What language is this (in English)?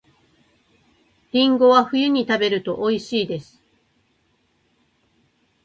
Japanese